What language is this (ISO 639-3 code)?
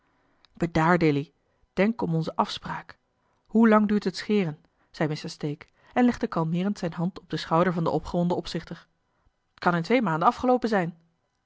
nld